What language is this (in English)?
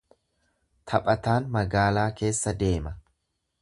Oromo